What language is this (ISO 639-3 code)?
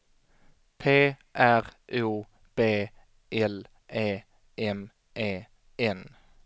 swe